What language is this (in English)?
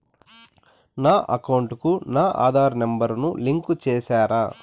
Telugu